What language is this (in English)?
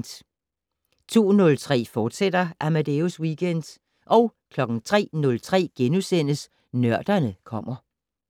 Danish